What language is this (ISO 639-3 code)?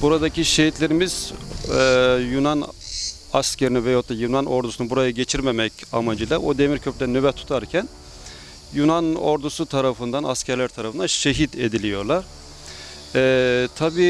tur